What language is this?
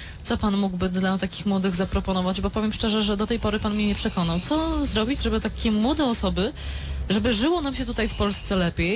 Polish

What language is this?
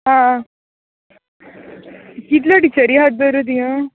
Konkani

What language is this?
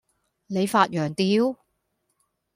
Cantonese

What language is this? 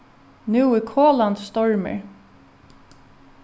Faroese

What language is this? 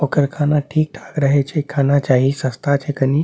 Maithili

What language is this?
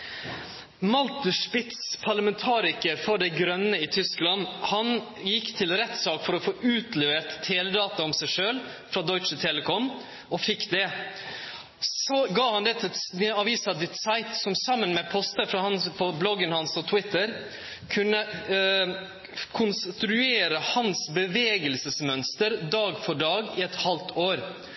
Norwegian Nynorsk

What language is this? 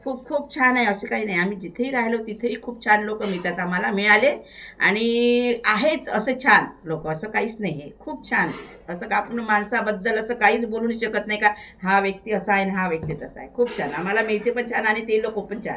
Marathi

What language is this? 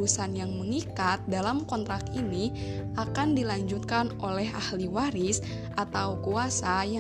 Indonesian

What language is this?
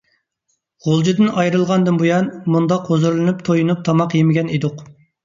Uyghur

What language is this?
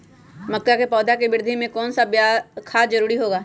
Magahi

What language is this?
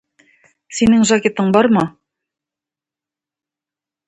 Tatar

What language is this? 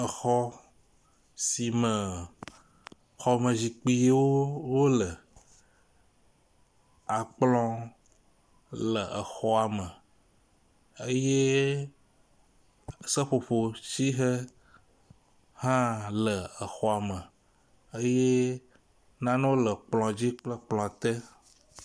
Ewe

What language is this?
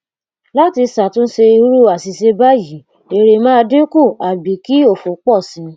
Yoruba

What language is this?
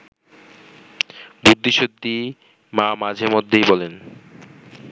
Bangla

